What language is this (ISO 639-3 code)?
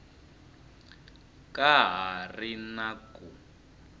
tso